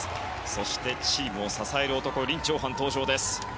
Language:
Japanese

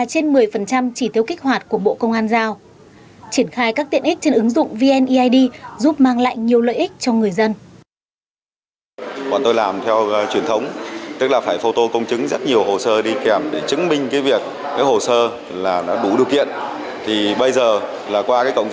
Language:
Vietnamese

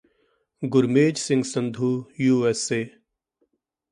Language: Punjabi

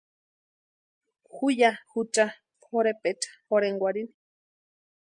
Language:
Western Highland Purepecha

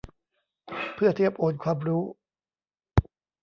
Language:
Thai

